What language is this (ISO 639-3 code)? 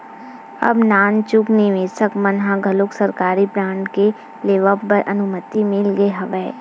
hne